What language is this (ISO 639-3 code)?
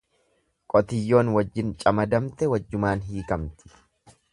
orm